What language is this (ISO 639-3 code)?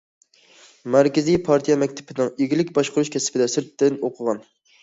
uig